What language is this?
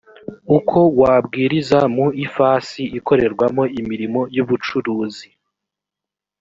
Kinyarwanda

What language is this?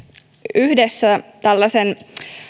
Finnish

